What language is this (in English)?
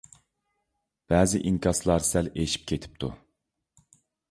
Uyghur